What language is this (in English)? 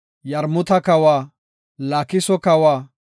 Gofa